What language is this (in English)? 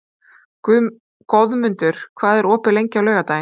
Icelandic